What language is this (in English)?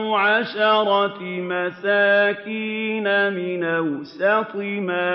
Arabic